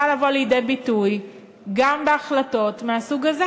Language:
Hebrew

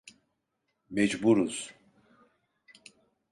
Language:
Turkish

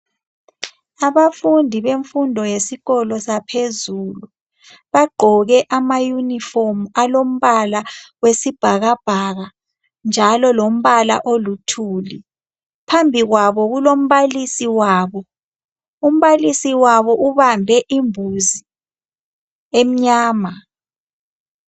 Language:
North Ndebele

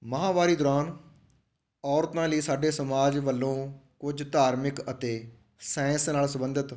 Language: Punjabi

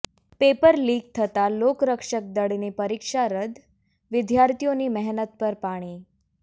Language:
Gujarati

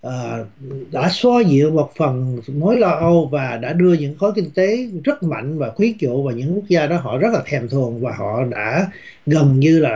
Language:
Vietnamese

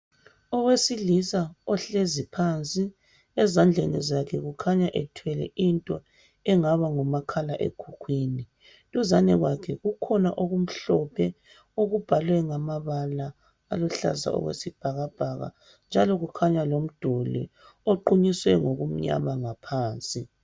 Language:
North Ndebele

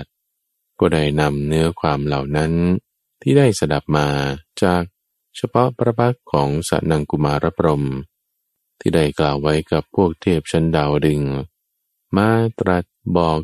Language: Thai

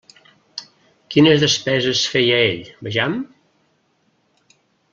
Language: Catalan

